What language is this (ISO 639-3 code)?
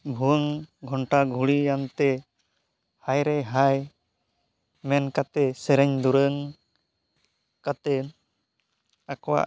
sat